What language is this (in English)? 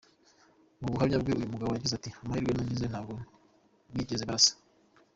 Kinyarwanda